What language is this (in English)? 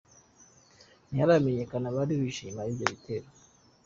Kinyarwanda